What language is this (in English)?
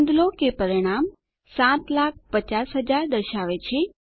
Gujarati